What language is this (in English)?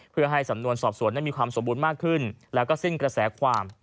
Thai